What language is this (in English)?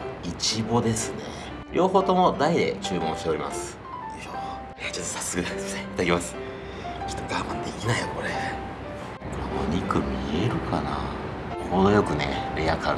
Japanese